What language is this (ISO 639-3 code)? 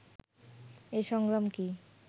ben